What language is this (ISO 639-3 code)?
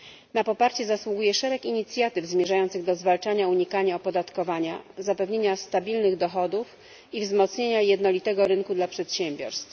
pol